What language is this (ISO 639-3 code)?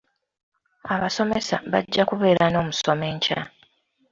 lug